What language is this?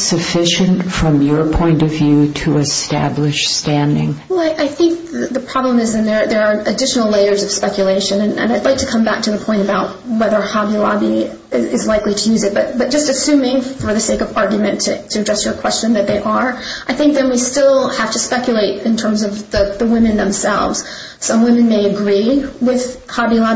English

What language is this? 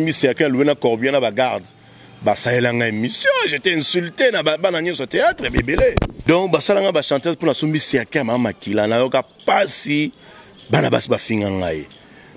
French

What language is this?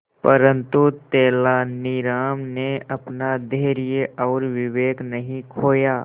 Hindi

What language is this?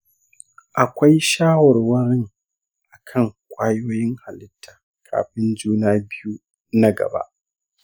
Hausa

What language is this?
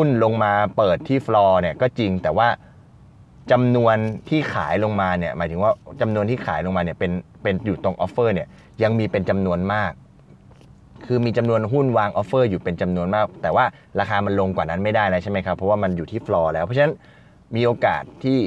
Thai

